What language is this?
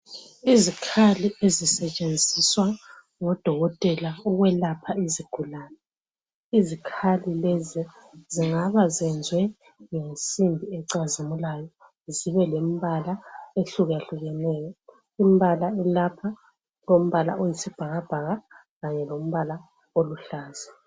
North Ndebele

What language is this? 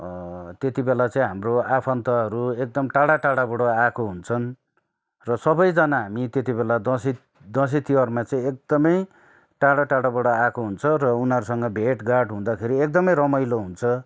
Nepali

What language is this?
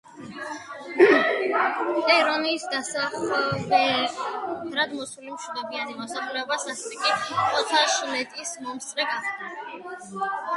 Georgian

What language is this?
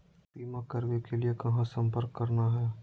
Magahi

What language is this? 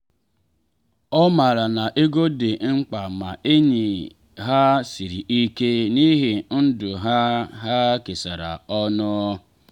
Igbo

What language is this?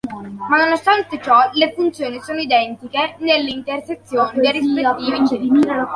Italian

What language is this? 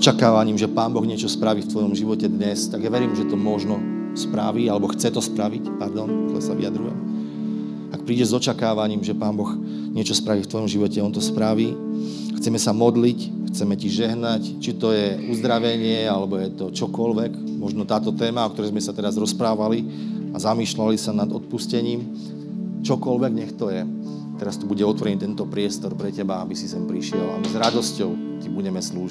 Slovak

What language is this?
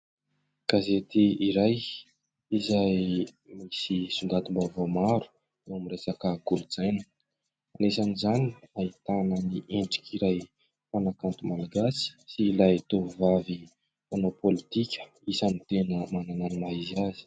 Malagasy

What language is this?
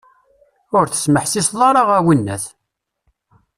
Kabyle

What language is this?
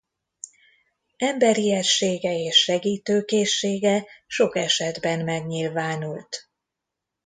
Hungarian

